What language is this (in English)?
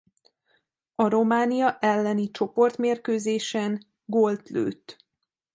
Hungarian